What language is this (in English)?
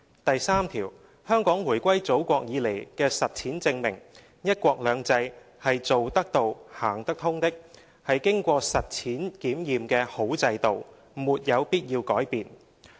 Cantonese